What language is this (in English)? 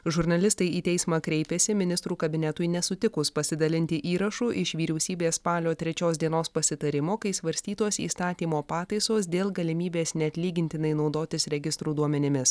Lithuanian